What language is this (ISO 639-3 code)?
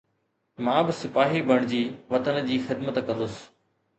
snd